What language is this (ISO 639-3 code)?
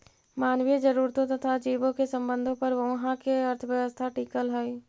mag